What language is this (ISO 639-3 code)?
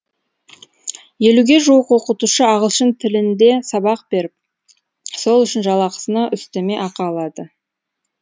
kaz